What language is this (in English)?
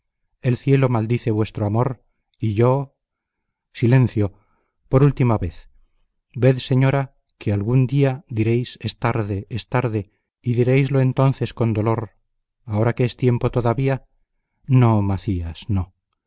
Spanish